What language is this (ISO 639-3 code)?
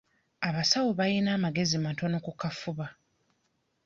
lug